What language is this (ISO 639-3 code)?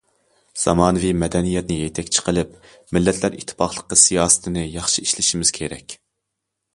uig